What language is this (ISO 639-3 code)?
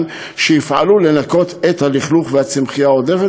heb